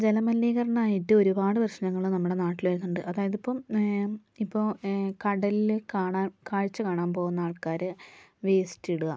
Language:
Malayalam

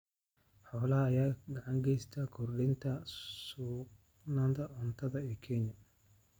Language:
Somali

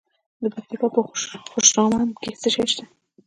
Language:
Pashto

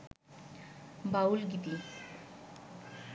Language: Bangla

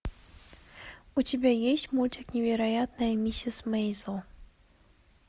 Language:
Russian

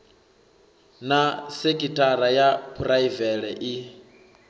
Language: Venda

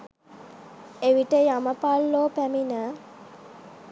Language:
Sinhala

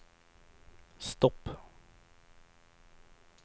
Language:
Swedish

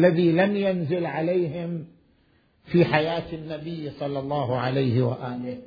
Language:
Arabic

